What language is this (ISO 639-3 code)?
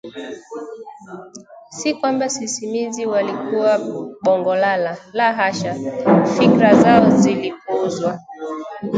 swa